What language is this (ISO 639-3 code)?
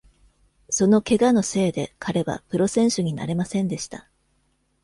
jpn